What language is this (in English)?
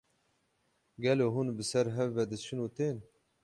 Kurdish